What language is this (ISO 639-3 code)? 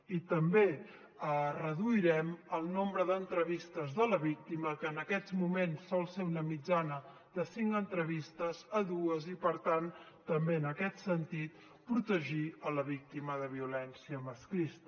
cat